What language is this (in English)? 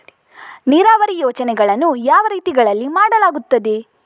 Kannada